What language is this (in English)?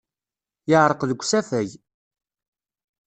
Kabyle